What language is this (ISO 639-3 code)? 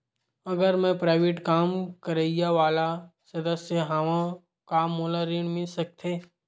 hne